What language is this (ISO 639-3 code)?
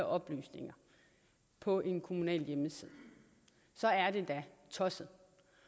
dan